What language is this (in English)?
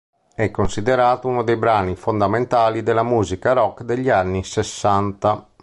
Italian